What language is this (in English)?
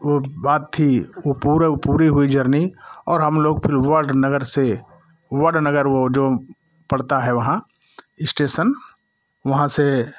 Hindi